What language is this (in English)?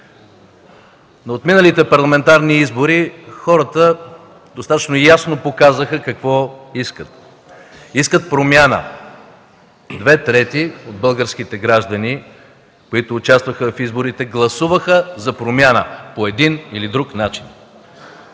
Bulgarian